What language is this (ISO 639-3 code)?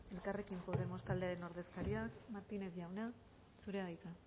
eus